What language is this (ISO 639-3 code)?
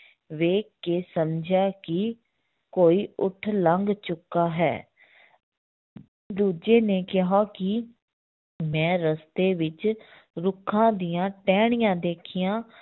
pan